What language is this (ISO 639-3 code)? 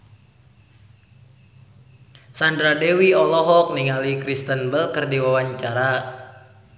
sun